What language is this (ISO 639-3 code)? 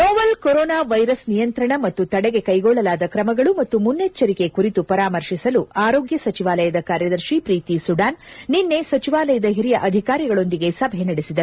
kan